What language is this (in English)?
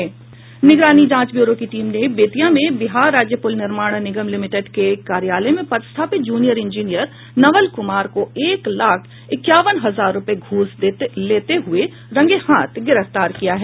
Hindi